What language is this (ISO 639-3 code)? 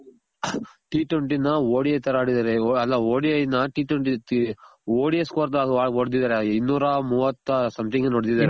kan